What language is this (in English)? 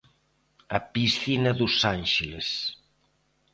Galician